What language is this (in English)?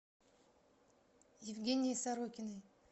Russian